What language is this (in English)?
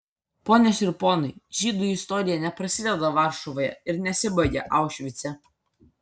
Lithuanian